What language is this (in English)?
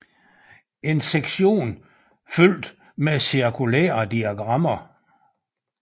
Danish